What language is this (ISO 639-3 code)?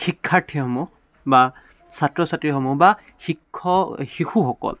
asm